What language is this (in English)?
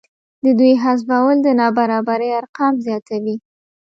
Pashto